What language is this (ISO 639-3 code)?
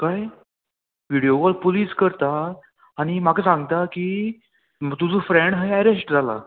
kok